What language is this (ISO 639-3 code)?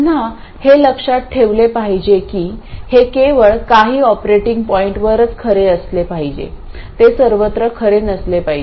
mar